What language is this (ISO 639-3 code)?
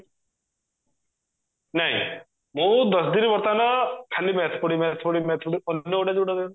ori